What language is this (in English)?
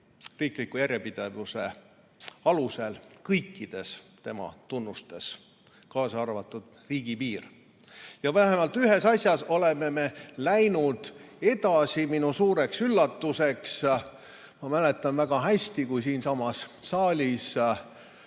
Estonian